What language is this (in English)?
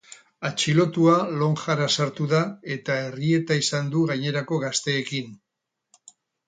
Basque